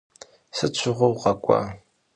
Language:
Kabardian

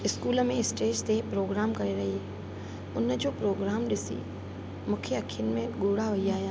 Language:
Sindhi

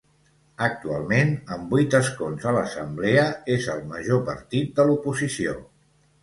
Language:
Catalan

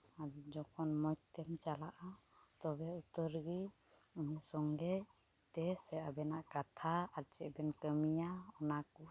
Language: Santali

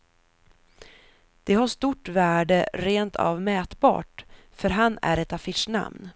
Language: Swedish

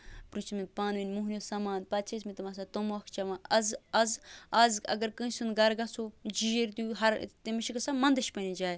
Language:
Kashmiri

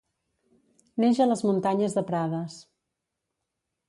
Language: Catalan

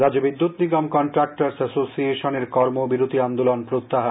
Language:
Bangla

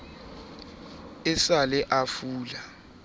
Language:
Southern Sotho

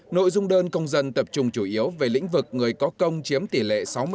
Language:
Vietnamese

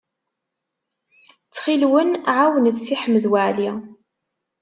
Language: Kabyle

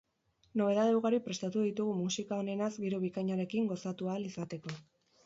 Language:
Basque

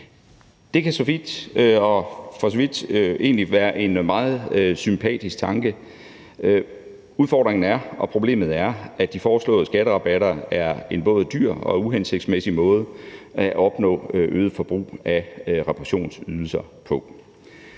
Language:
Danish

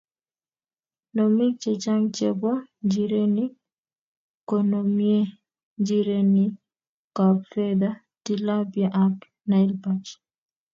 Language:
Kalenjin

